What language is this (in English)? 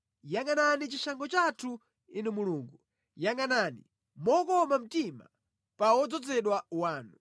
Nyanja